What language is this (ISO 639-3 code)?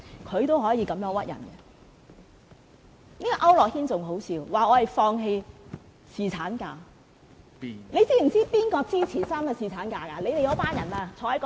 yue